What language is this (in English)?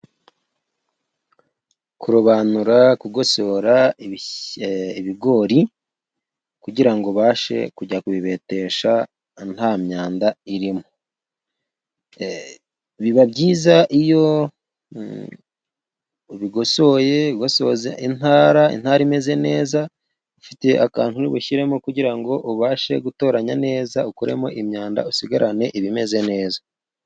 Kinyarwanda